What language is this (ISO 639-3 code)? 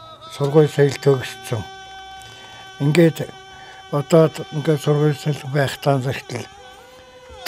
tur